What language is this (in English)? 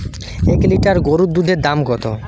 Bangla